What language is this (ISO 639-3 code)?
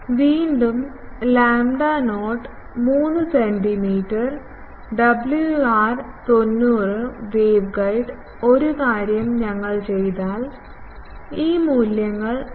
mal